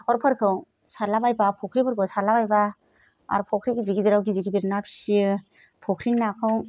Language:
Bodo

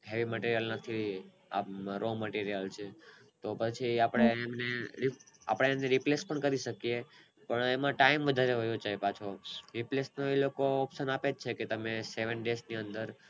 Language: Gujarati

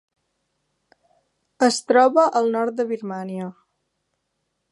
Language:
Catalan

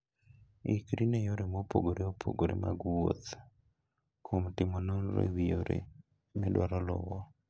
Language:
Luo (Kenya and Tanzania)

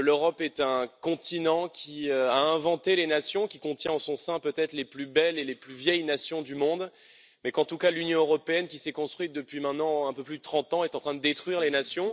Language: French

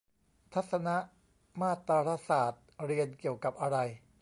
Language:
Thai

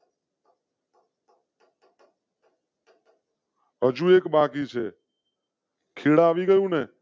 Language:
Gujarati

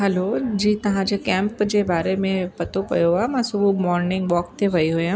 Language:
Sindhi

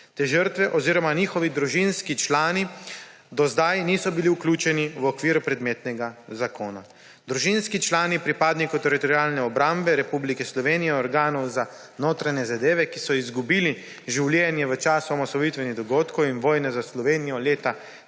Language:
Slovenian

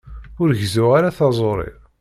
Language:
Kabyle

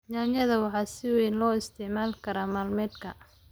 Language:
Somali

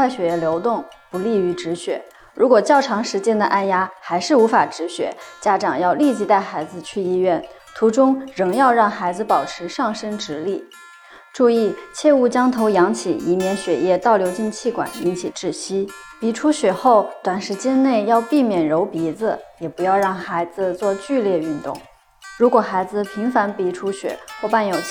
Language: Chinese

